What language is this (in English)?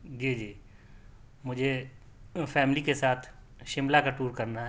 Urdu